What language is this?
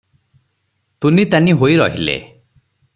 Odia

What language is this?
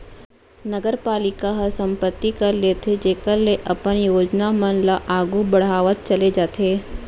Chhattisgarhi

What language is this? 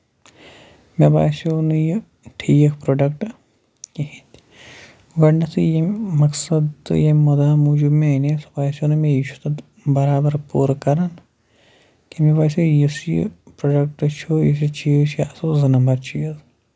Kashmiri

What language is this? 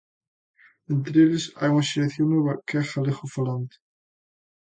Galician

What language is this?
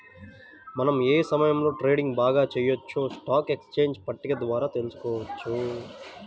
Telugu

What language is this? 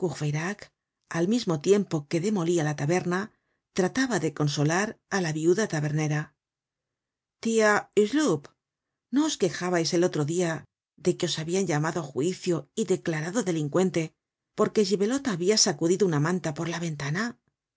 Spanish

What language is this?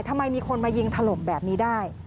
Thai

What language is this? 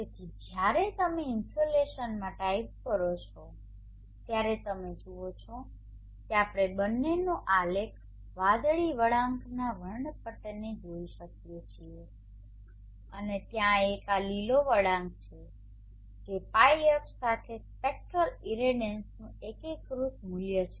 Gujarati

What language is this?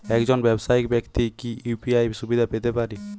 Bangla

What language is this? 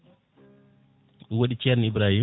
Fula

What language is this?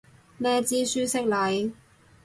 Cantonese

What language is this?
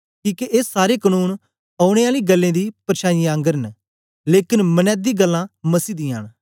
Dogri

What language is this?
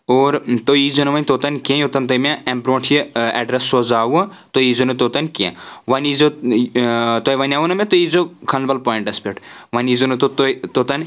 Kashmiri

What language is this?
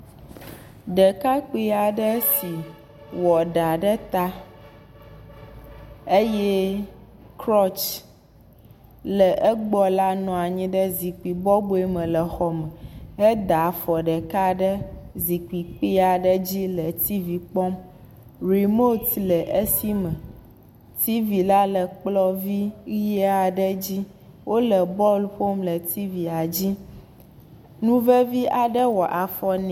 Ewe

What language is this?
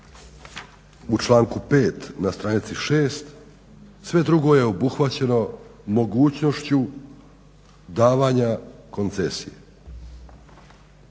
Croatian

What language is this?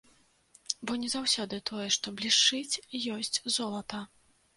Belarusian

